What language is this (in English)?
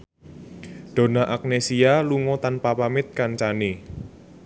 Javanese